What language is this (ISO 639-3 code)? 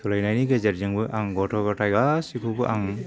brx